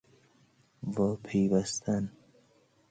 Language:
Persian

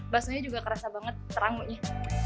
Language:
Indonesian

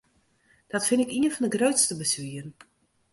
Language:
Western Frisian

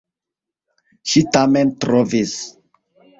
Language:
Esperanto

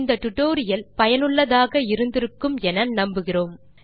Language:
Tamil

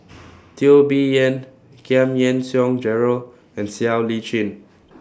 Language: English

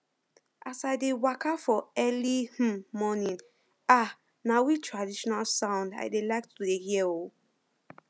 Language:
Nigerian Pidgin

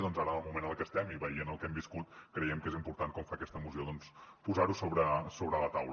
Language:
Catalan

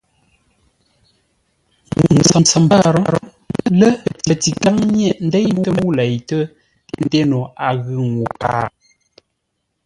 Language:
Ngombale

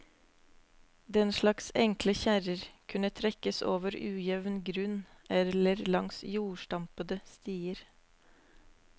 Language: Norwegian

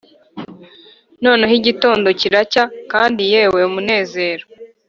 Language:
Kinyarwanda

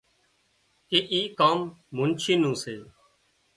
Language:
Wadiyara Koli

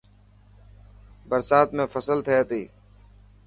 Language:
Dhatki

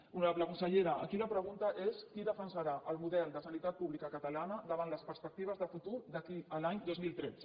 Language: Catalan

